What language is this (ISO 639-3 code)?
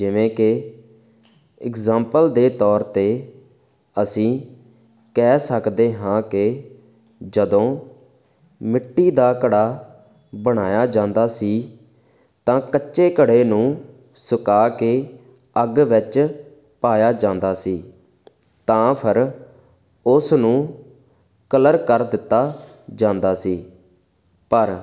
pan